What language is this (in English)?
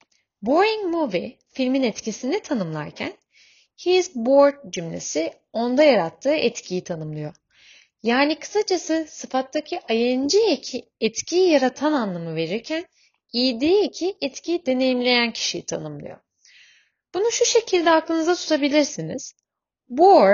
Turkish